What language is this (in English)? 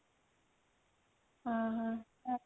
Odia